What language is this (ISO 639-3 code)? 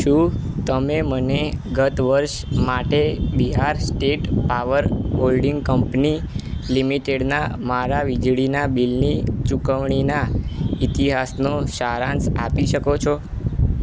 guj